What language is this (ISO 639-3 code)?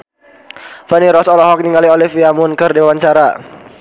sun